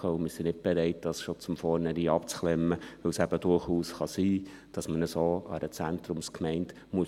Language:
Swiss German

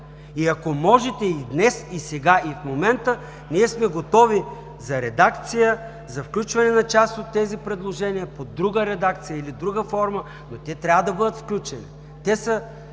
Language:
Bulgarian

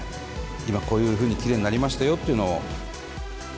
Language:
Japanese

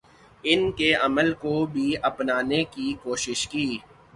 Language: Urdu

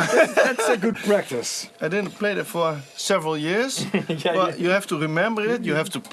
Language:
Dutch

